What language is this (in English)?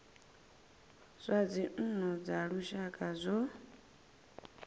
Venda